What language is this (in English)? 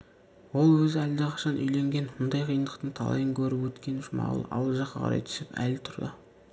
Kazakh